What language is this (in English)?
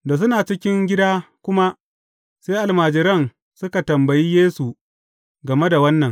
Hausa